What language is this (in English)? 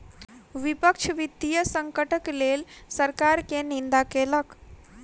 Maithili